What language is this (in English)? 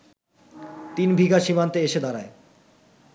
Bangla